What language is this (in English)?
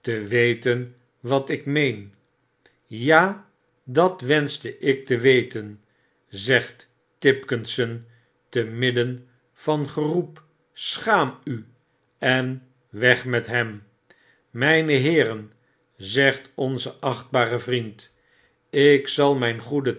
Dutch